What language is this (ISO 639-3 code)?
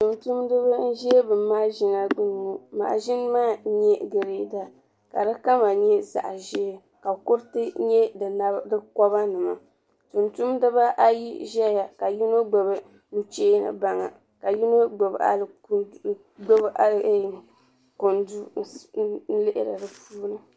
dag